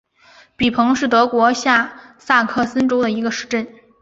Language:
Chinese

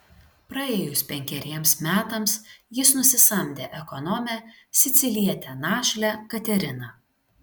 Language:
Lithuanian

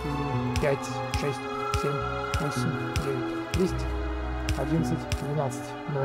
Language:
Russian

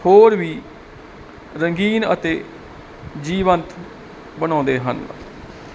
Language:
Punjabi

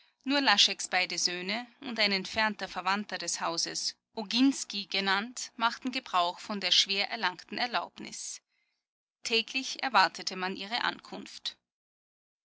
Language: German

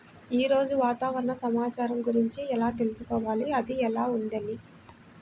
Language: Telugu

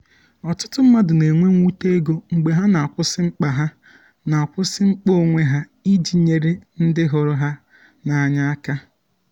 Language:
Igbo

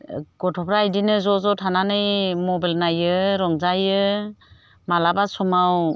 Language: Bodo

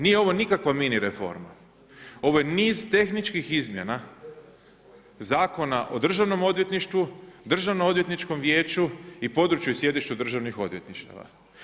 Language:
Croatian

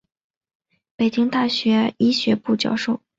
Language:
Chinese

